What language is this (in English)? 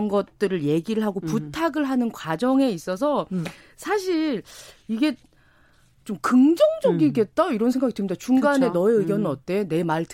Korean